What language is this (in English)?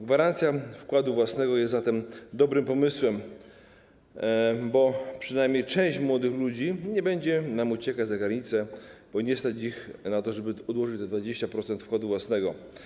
Polish